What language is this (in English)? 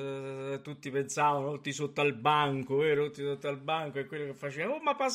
Italian